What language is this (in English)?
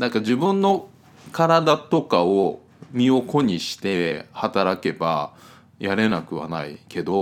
Japanese